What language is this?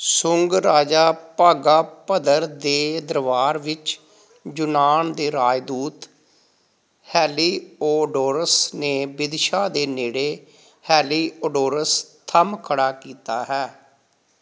Punjabi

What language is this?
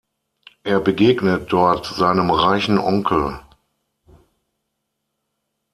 German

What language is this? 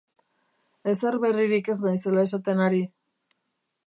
Basque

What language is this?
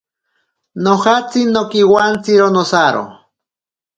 Ashéninka Perené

